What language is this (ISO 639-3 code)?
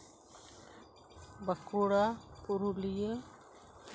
sat